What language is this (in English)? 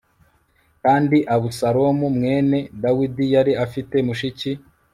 Kinyarwanda